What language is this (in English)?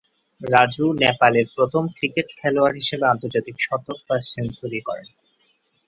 Bangla